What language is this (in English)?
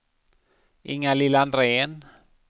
Swedish